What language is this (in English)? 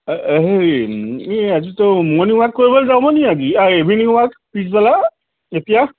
Assamese